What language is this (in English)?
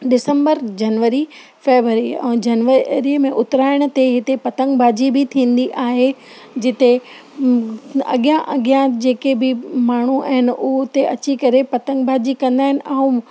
Sindhi